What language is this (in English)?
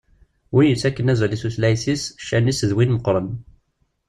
Kabyle